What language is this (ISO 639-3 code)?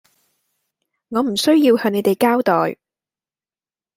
yue